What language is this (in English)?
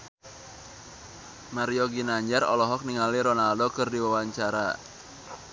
Sundanese